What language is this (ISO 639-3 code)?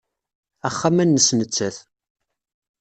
kab